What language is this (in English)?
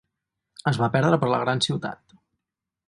Catalan